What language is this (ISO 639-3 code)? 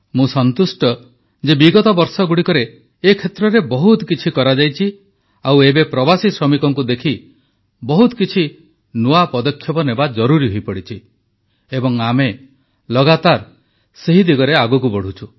ori